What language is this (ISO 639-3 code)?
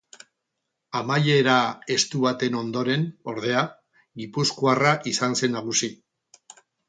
eus